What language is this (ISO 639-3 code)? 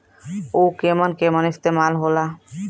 bho